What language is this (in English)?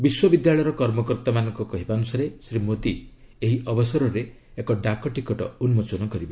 Odia